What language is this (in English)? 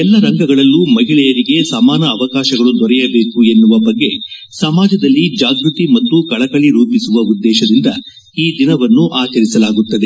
Kannada